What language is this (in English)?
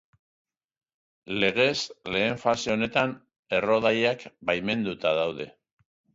Basque